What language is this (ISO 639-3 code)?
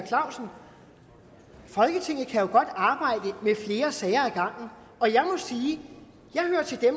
dan